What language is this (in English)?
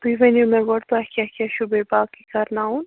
Kashmiri